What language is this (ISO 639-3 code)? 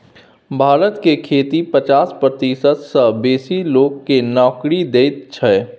mai